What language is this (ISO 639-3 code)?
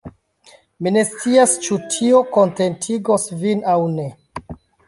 epo